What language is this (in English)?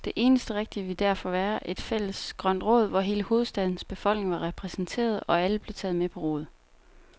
Danish